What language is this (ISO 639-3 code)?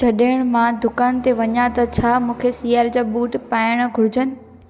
snd